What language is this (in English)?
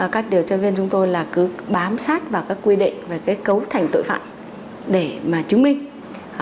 Vietnamese